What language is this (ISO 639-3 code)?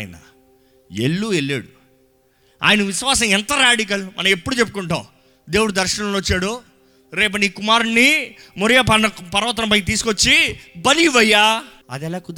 tel